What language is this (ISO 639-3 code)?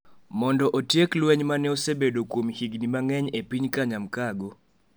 luo